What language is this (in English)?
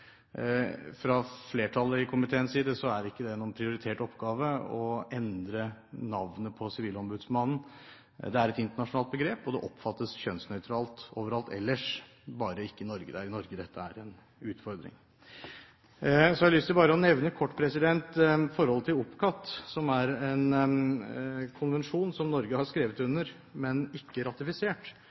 Norwegian Bokmål